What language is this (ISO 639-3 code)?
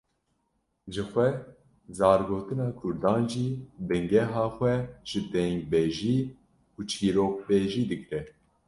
kur